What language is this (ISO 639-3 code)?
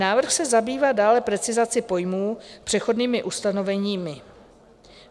ces